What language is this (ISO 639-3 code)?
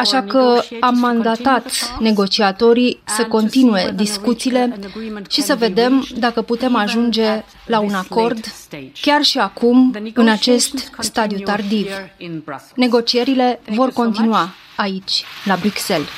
ron